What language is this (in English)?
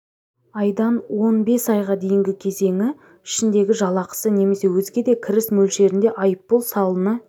Kazakh